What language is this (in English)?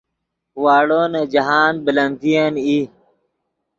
Yidgha